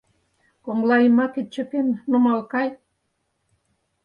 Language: Mari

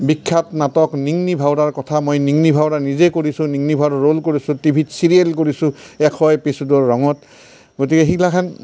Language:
Assamese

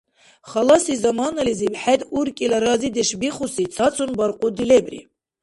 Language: Dargwa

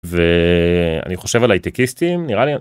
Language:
Hebrew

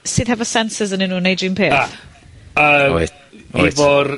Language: Welsh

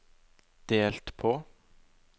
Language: Norwegian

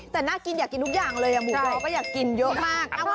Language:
Thai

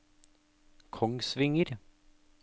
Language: Norwegian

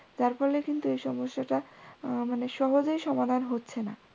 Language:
Bangla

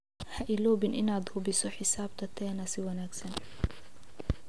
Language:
Somali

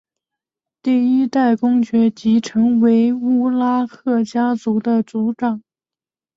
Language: Chinese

